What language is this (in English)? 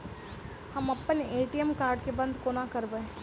Maithili